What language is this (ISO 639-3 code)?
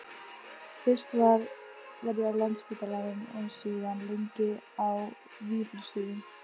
isl